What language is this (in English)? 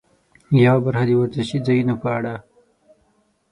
Pashto